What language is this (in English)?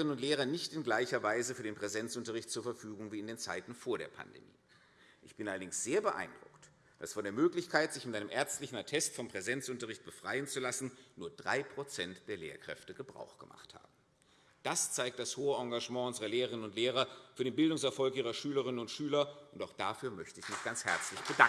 German